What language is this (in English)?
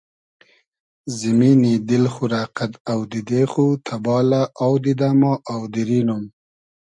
Hazaragi